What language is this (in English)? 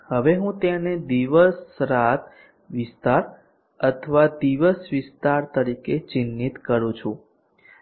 Gujarati